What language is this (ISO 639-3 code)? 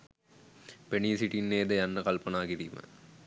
sin